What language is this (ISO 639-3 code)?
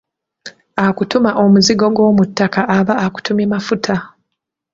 lug